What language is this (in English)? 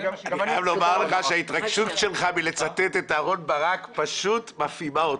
Hebrew